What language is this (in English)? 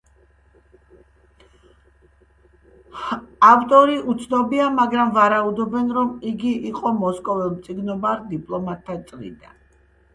Georgian